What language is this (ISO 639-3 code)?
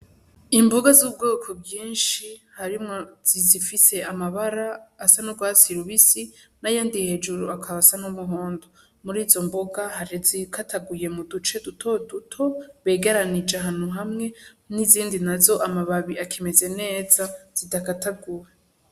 run